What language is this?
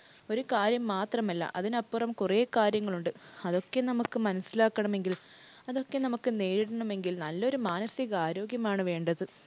Malayalam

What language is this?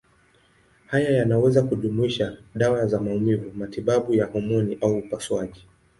Swahili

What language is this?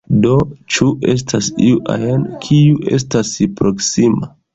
Esperanto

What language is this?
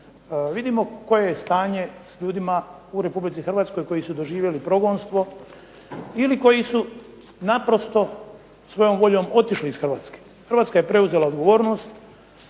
Croatian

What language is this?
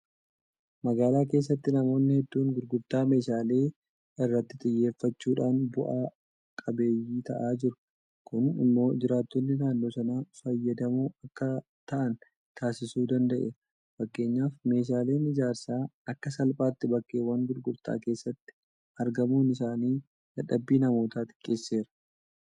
Oromo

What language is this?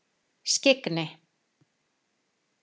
Icelandic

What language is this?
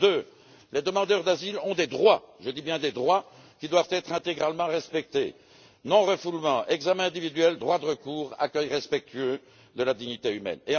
French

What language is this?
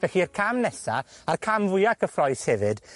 Welsh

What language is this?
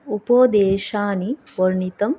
Sanskrit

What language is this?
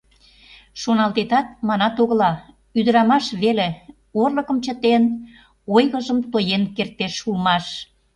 Mari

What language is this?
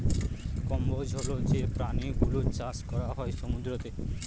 Bangla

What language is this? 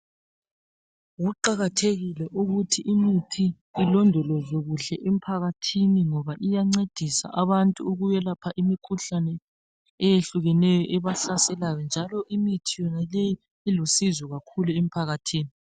North Ndebele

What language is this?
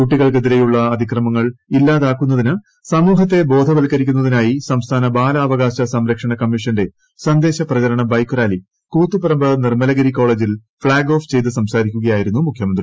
Malayalam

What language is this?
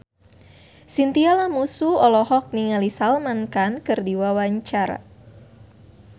Sundanese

